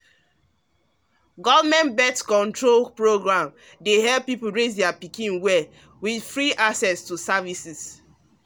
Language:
Nigerian Pidgin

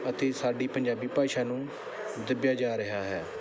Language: Punjabi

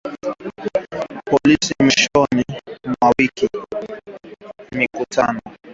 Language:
Swahili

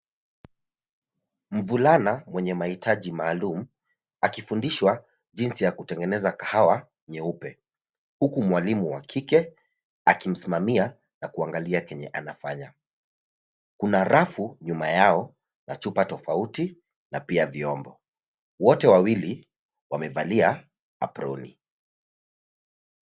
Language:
Swahili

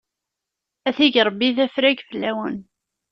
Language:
Kabyle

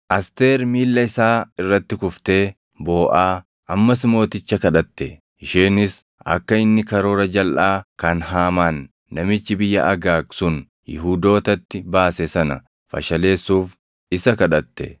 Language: Oromo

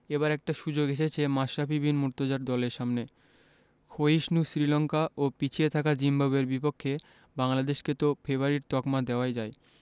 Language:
Bangla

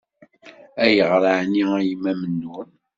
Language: Kabyle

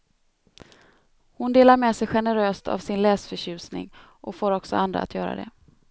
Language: Swedish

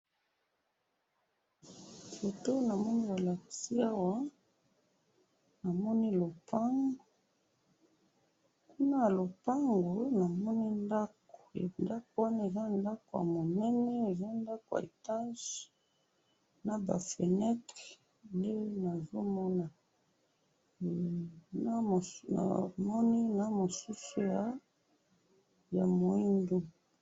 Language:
Lingala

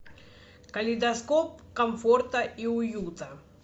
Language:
Russian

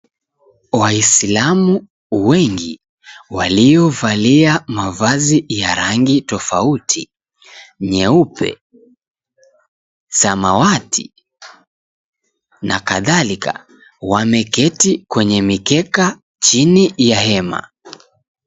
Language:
Swahili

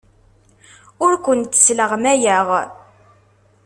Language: Kabyle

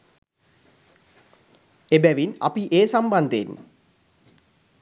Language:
Sinhala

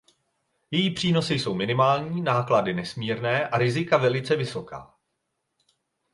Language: Czech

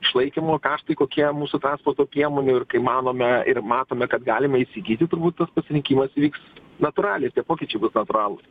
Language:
Lithuanian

